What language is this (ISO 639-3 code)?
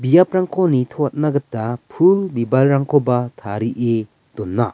grt